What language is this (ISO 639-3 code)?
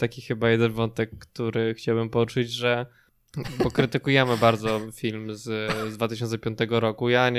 pol